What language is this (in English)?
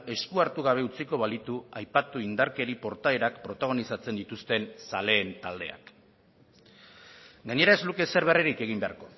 Basque